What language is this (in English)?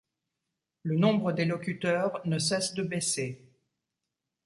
French